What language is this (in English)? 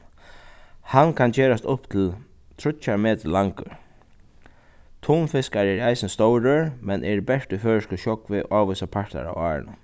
Faroese